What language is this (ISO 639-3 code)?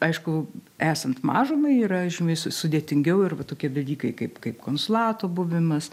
lit